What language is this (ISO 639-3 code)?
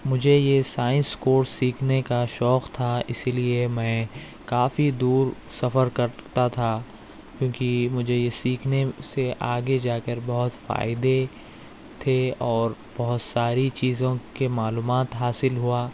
urd